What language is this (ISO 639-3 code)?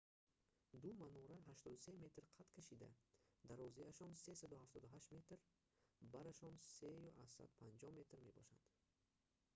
tgk